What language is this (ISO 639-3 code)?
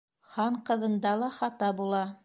bak